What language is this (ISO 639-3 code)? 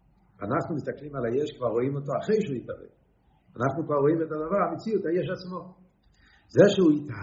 heb